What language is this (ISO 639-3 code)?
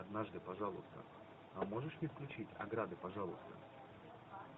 rus